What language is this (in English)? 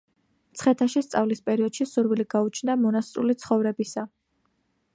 Georgian